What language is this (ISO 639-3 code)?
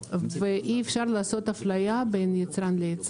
heb